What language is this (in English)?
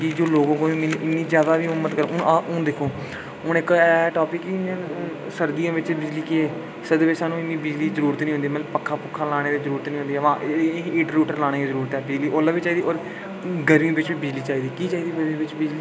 Dogri